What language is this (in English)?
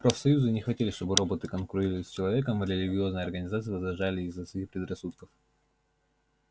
Russian